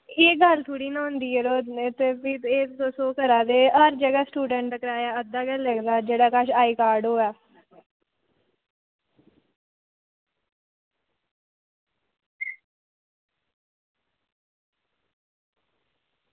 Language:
Dogri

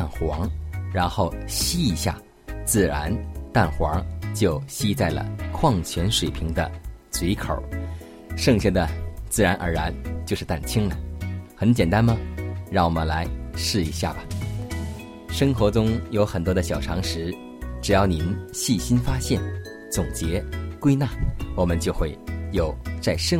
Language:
Chinese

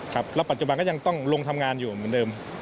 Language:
Thai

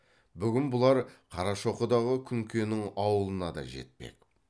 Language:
Kazakh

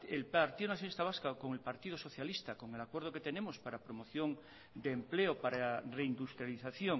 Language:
Spanish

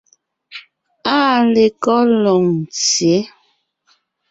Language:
Ngiemboon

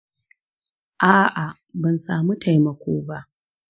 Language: Hausa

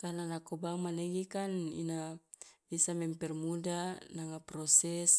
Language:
Loloda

